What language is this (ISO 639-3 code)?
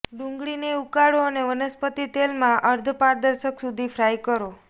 guj